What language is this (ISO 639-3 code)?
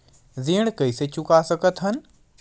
hne